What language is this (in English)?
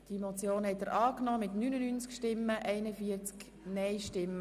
Swiss German